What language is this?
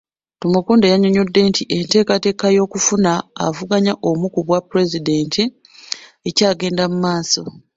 Ganda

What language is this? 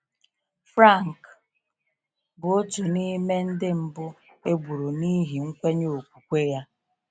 Igbo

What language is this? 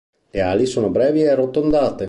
Italian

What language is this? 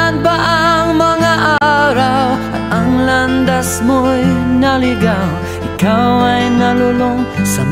Indonesian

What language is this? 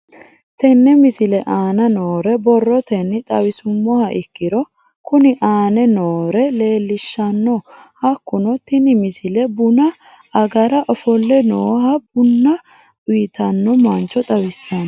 Sidamo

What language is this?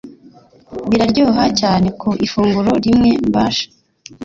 Kinyarwanda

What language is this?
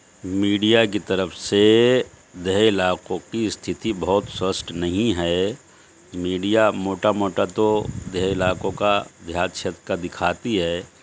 Urdu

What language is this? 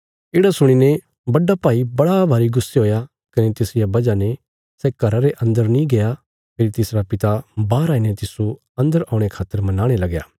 Bilaspuri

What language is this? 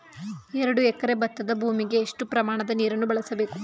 Kannada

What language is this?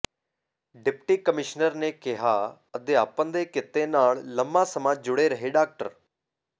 Punjabi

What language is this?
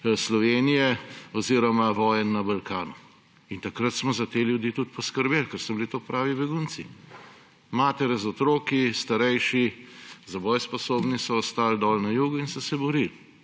Slovenian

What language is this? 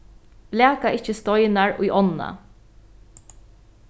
Faroese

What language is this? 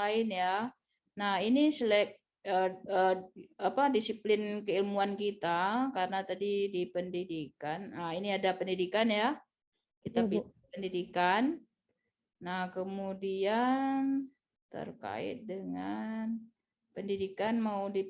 Indonesian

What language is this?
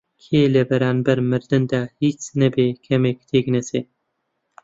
Central Kurdish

